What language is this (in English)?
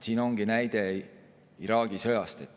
Estonian